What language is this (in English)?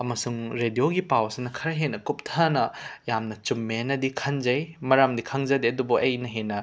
Manipuri